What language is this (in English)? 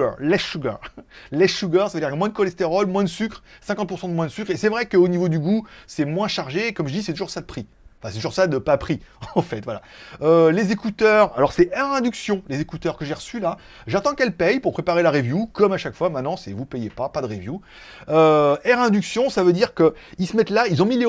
French